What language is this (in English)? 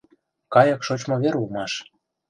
Mari